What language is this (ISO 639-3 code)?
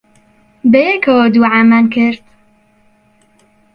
ckb